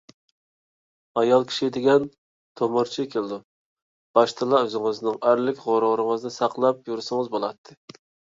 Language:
Uyghur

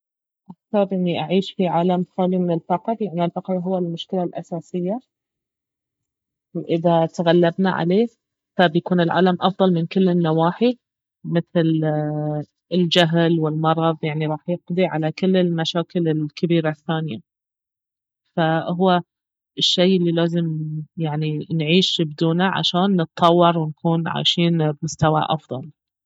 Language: Baharna Arabic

